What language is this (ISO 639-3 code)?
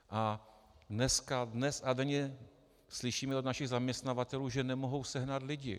ces